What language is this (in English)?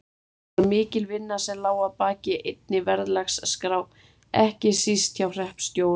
Icelandic